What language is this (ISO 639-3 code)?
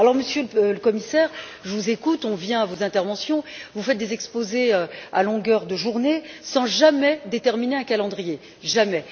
fra